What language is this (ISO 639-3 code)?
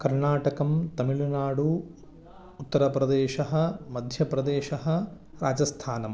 san